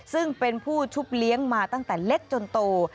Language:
Thai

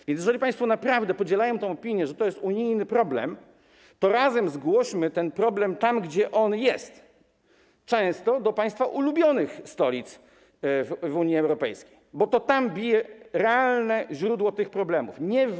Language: Polish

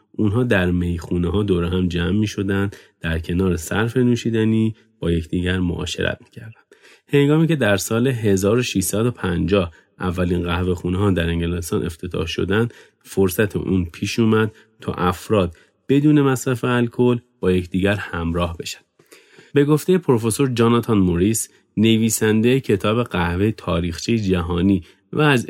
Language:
Persian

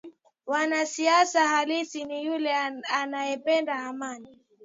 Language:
Swahili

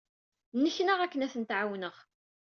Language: Kabyle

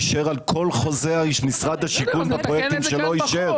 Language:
Hebrew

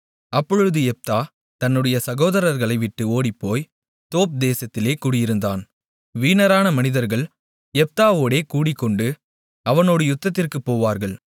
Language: Tamil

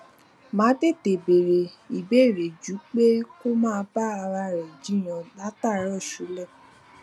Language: Yoruba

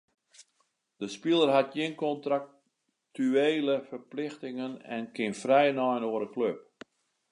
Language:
Western Frisian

